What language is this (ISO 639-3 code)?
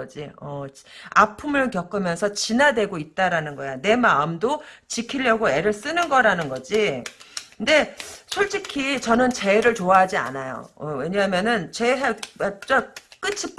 kor